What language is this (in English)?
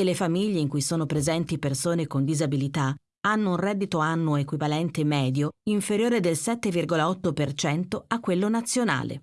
Italian